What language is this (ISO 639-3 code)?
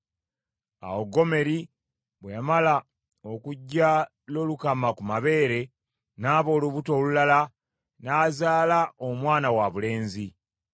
lug